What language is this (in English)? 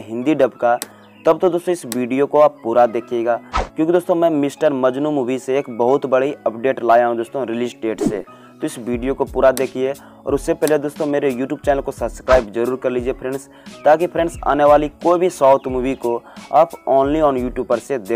Hindi